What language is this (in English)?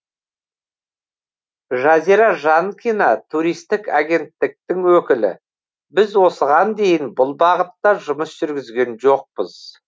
Kazakh